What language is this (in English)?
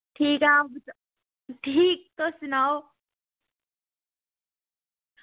Dogri